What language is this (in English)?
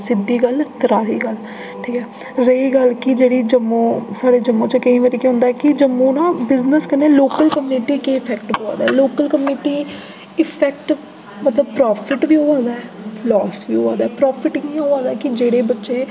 Dogri